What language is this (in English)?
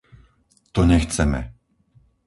Slovak